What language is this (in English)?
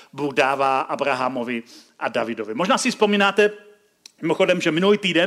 Czech